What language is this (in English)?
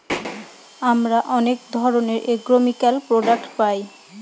Bangla